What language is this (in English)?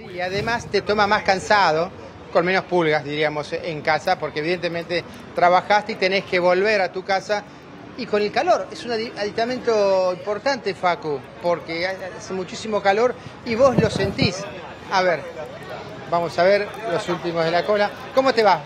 Spanish